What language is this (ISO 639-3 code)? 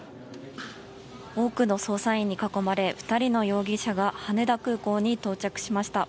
jpn